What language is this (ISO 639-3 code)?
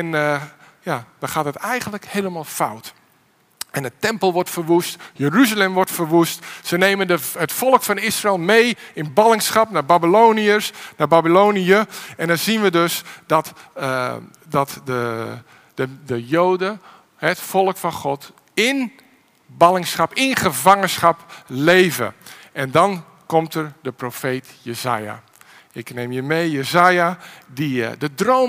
nld